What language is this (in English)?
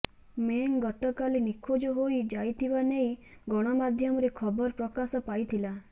Odia